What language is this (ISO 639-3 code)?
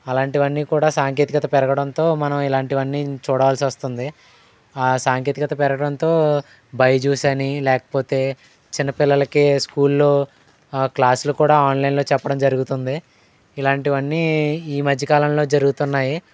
tel